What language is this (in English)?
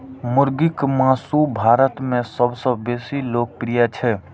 Maithili